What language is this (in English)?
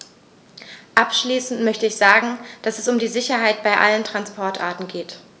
German